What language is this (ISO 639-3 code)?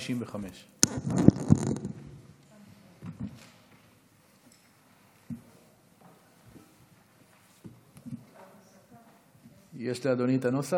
heb